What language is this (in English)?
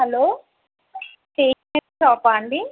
Telugu